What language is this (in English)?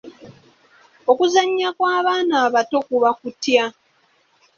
Ganda